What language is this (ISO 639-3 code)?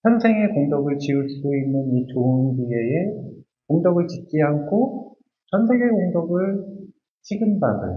kor